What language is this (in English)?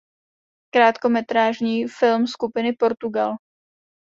Czech